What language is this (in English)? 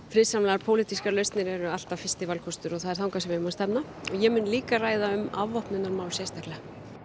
Icelandic